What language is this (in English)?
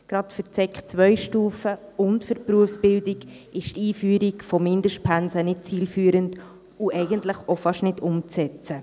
Swiss German